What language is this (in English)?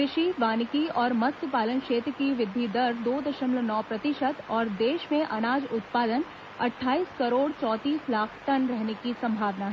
Hindi